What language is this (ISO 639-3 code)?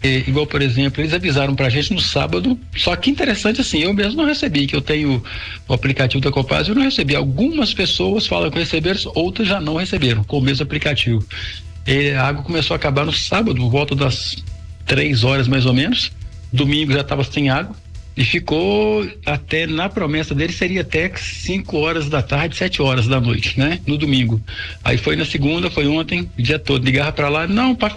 por